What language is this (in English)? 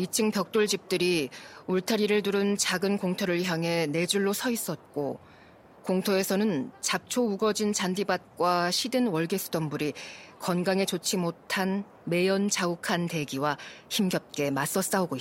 Korean